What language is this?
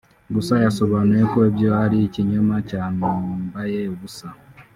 Kinyarwanda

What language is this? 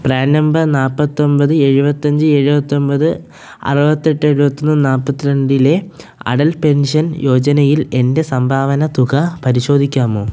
Malayalam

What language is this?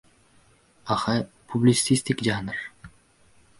Uzbek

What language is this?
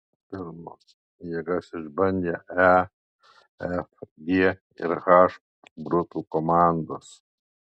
Lithuanian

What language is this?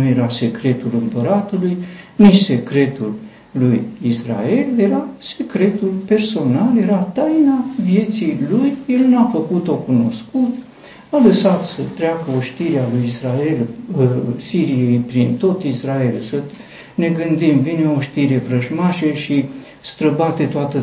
Romanian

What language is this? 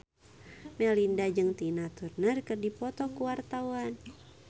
Sundanese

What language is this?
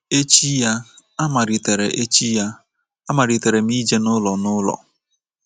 Igbo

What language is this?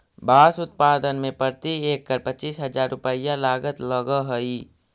Magahi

